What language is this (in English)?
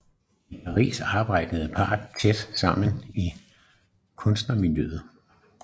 Danish